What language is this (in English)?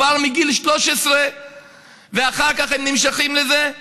Hebrew